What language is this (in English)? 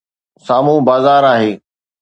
Sindhi